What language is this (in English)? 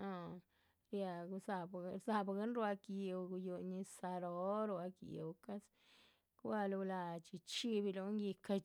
Chichicapan Zapotec